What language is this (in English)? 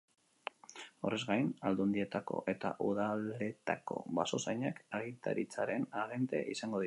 Basque